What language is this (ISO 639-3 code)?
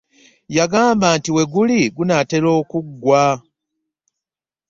lug